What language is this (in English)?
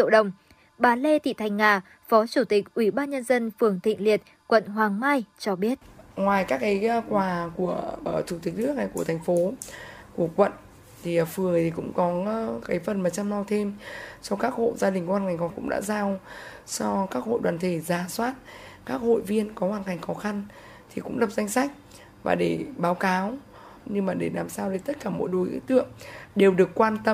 Vietnamese